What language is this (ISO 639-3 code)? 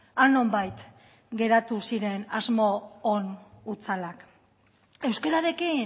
eus